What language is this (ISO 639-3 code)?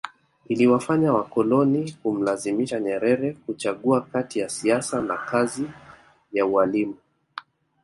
swa